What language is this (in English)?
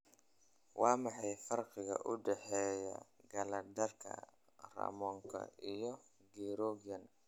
Somali